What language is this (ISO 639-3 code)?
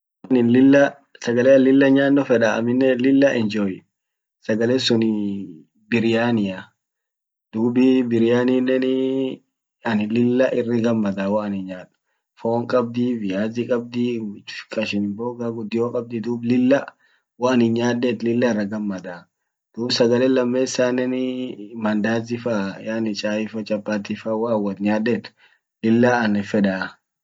orc